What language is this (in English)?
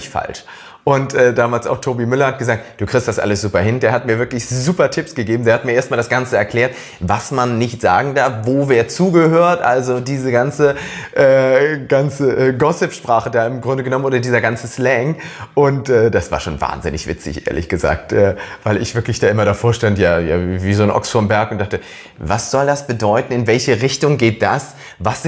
German